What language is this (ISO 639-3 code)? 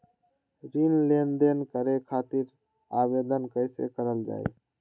mag